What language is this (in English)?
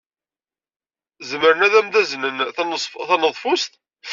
Kabyle